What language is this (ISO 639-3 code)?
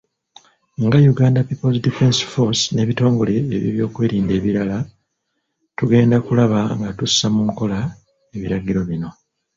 lug